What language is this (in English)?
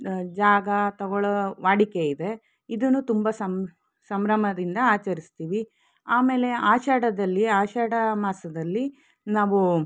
Kannada